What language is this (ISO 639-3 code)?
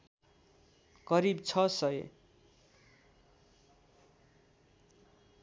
nep